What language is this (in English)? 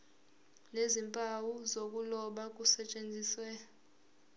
Zulu